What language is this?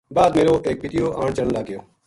Gujari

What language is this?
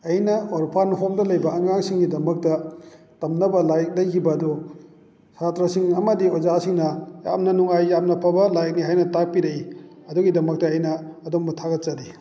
Manipuri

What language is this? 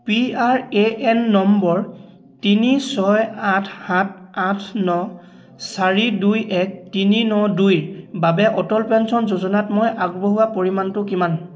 Assamese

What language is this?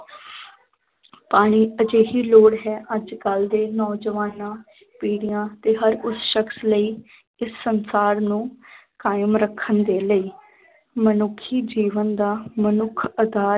Punjabi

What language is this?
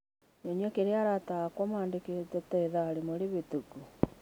Kikuyu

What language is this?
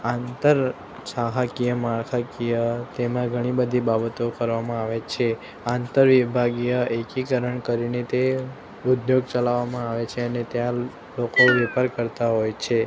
Gujarati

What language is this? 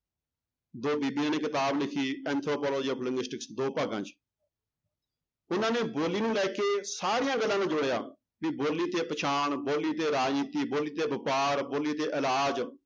Punjabi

